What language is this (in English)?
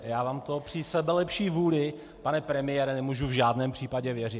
Czech